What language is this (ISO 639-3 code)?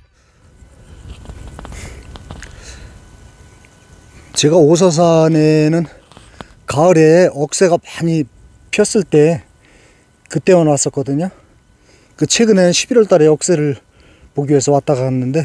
kor